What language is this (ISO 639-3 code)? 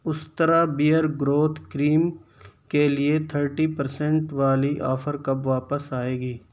urd